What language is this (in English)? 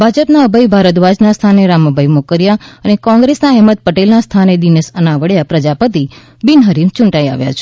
Gujarati